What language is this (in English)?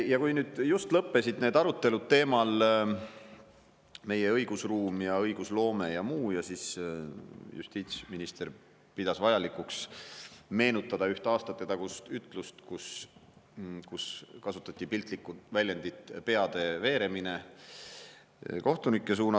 Estonian